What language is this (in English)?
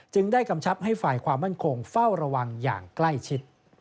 Thai